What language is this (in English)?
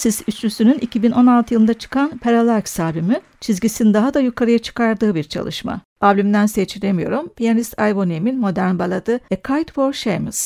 Turkish